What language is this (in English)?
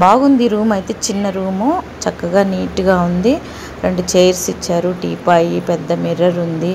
Telugu